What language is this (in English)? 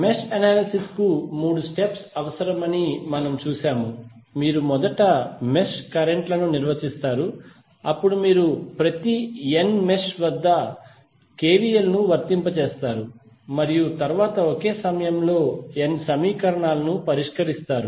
Telugu